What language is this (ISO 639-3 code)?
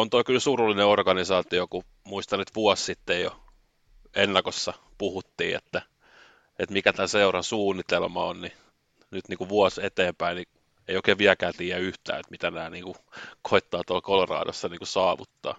fin